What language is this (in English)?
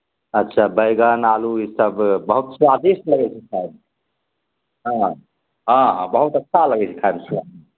Maithili